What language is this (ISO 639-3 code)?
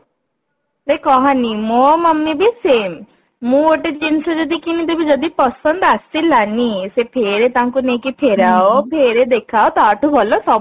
ori